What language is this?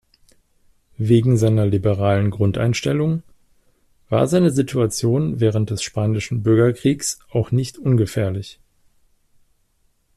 German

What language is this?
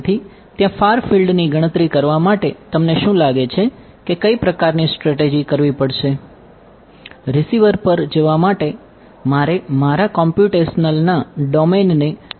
Gujarati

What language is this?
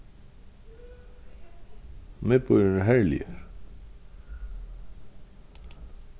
Faroese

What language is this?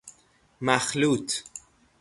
Persian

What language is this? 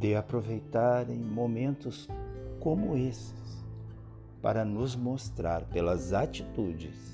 Portuguese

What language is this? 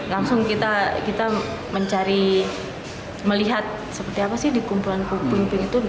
Indonesian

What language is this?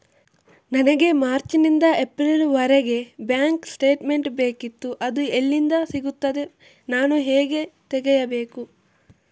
Kannada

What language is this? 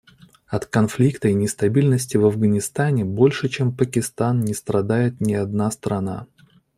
Russian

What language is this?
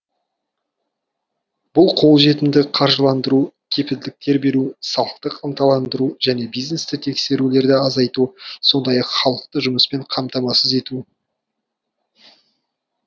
Kazakh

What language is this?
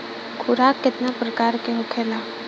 Bhojpuri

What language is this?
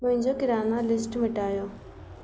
Sindhi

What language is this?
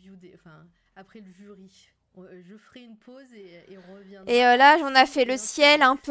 French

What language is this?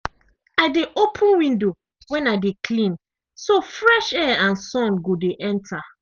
Nigerian Pidgin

